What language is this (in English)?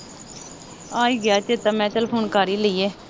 Punjabi